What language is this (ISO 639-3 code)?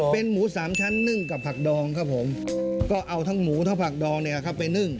tha